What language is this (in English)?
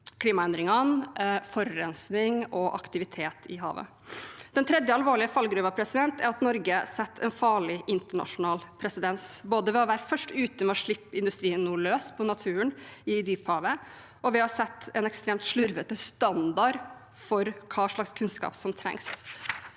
Norwegian